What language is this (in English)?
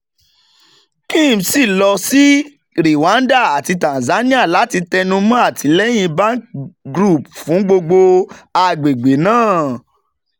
Yoruba